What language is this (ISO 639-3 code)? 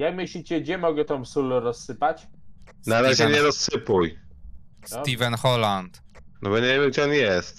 pol